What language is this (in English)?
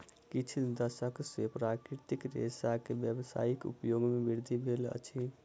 Maithili